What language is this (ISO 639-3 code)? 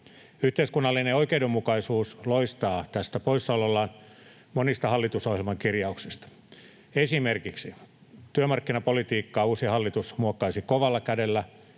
fin